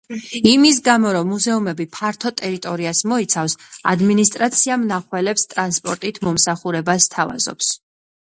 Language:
Georgian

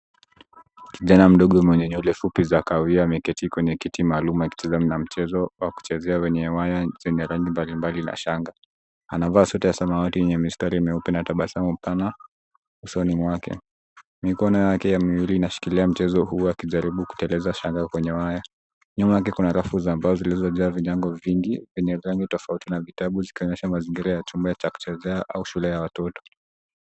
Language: Swahili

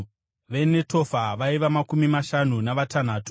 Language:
Shona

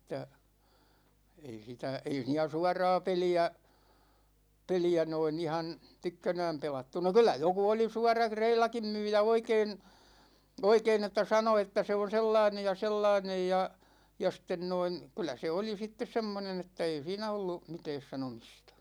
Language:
Finnish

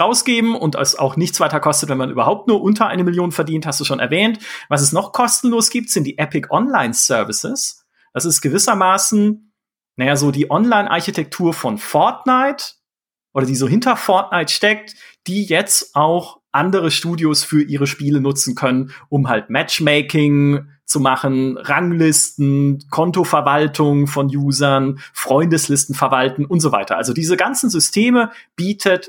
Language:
German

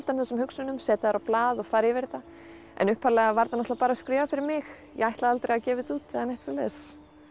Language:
Icelandic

